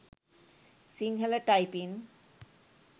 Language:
Sinhala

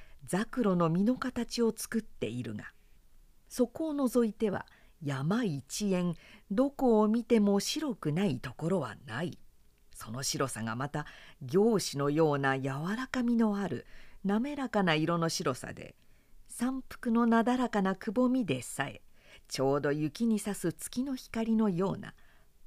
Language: Japanese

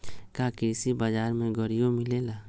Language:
Magahi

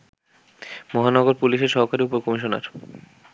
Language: Bangla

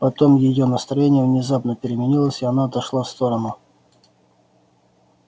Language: Russian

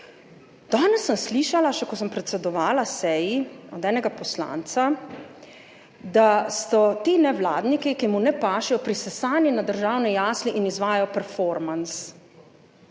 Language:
Slovenian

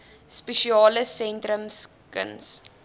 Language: Afrikaans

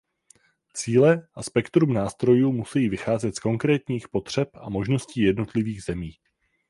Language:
Czech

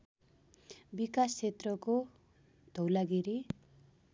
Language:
Nepali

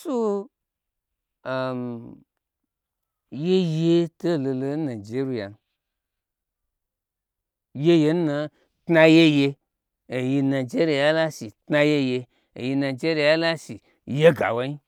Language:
Gbagyi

